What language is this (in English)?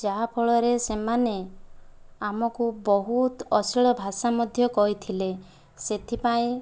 Odia